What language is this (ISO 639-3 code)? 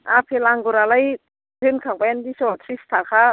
brx